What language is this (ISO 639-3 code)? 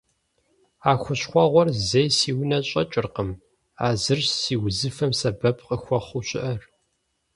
kbd